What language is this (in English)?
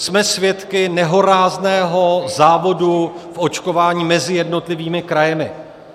Czech